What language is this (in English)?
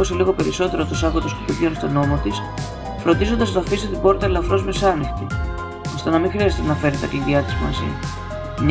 Greek